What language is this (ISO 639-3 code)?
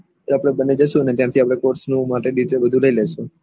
guj